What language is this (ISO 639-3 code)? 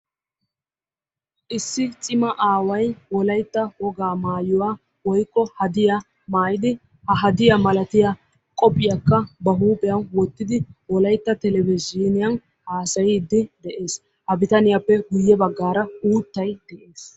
wal